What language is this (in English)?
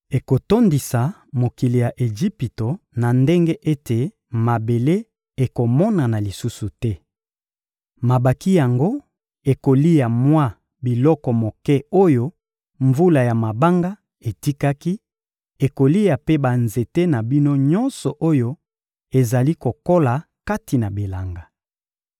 Lingala